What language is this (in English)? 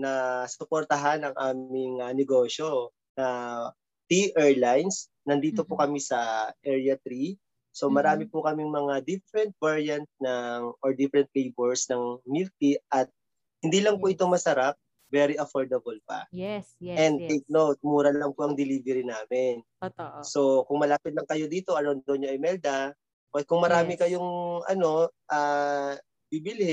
Filipino